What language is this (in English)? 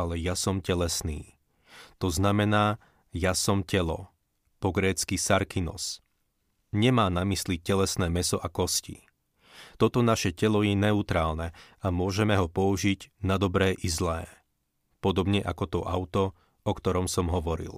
Slovak